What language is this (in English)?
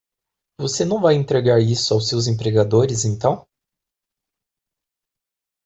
Portuguese